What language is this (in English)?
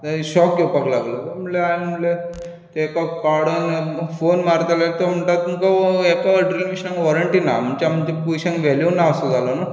Konkani